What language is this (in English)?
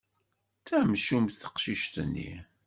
Kabyle